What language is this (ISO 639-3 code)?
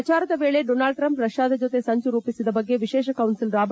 kan